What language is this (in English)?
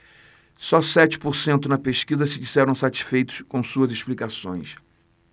Portuguese